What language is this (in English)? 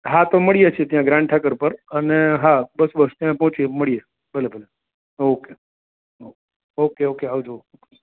Gujarati